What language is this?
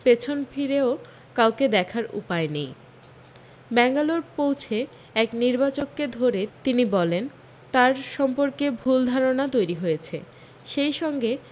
Bangla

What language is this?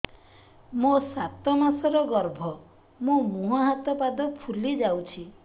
Odia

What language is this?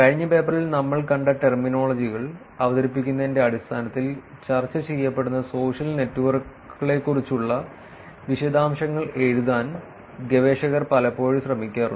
Malayalam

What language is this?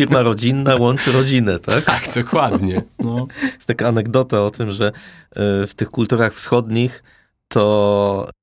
Polish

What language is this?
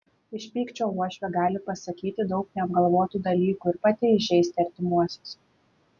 Lithuanian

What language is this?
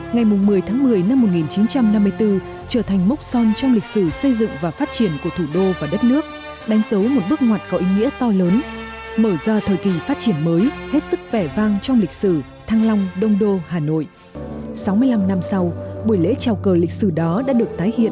Vietnamese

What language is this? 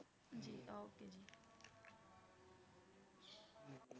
Punjabi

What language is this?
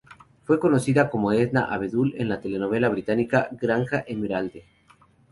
Spanish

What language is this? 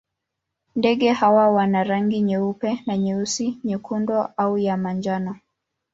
Swahili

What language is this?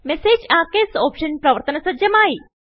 Malayalam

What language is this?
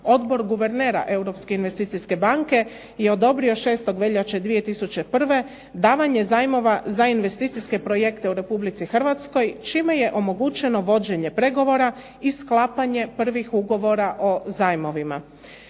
Croatian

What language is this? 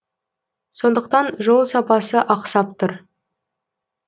Kazakh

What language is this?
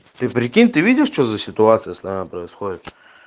Russian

